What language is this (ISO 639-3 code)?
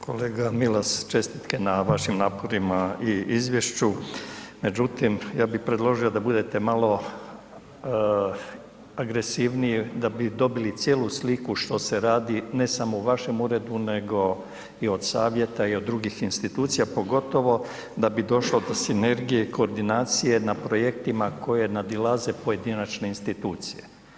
hrv